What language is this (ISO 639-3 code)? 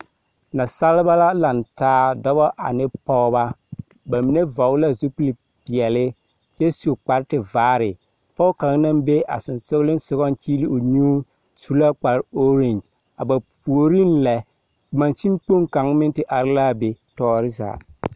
dga